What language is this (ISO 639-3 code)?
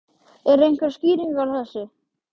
isl